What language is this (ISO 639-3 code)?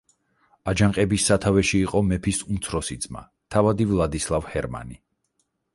kat